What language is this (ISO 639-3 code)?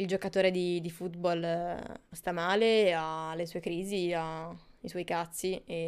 ita